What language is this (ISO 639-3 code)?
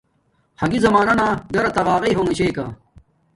dmk